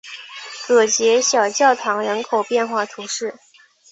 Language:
Chinese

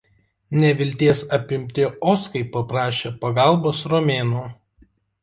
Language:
Lithuanian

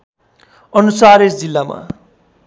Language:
Nepali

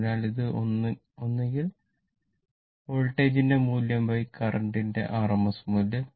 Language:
Malayalam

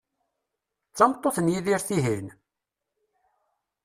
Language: Kabyle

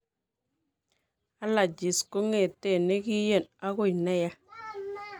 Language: Kalenjin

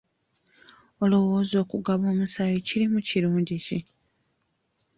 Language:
Ganda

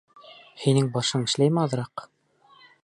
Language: Bashkir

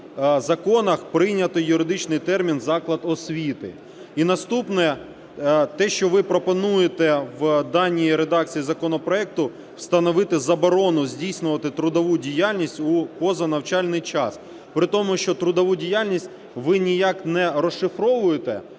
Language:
Ukrainian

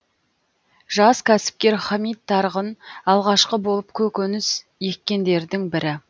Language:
Kazakh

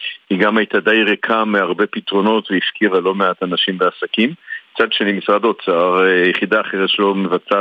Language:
Hebrew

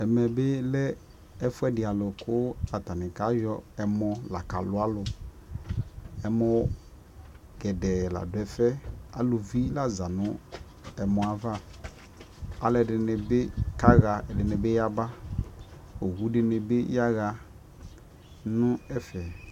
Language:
Ikposo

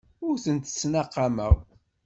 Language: Kabyle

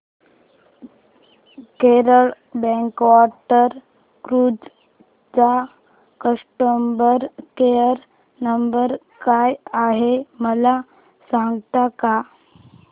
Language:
Marathi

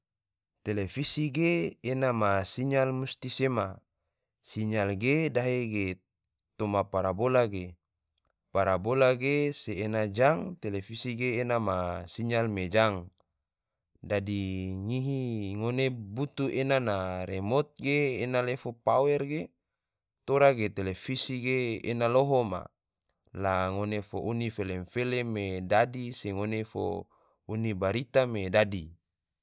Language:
Tidore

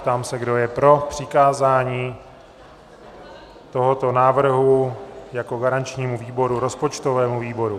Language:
Czech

